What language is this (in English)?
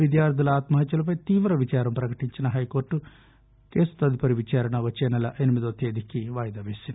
Telugu